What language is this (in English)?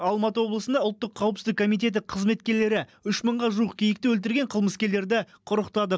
Kazakh